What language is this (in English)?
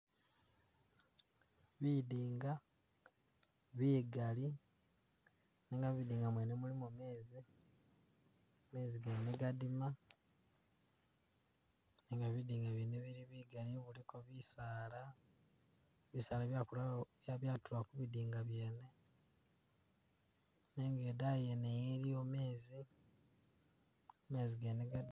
Masaaba